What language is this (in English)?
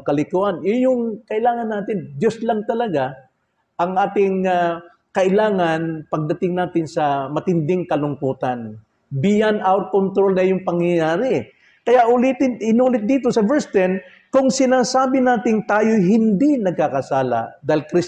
Filipino